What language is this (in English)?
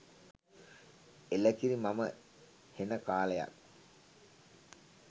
Sinhala